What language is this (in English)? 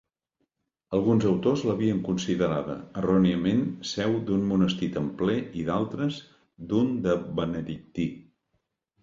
Catalan